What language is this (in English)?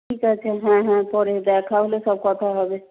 Bangla